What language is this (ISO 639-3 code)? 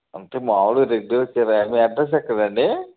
tel